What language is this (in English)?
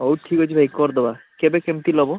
Odia